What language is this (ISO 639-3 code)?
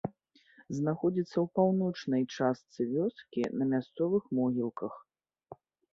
bel